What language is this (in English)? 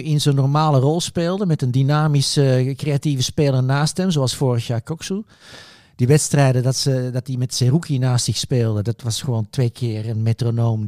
Dutch